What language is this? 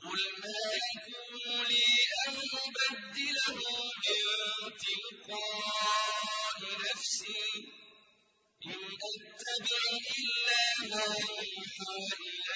Arabic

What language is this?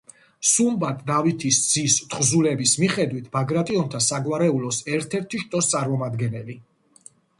Georgian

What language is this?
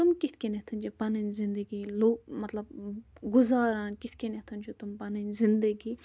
Kashmiri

